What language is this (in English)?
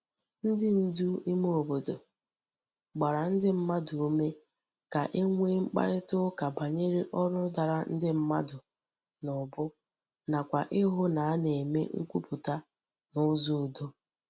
Igbo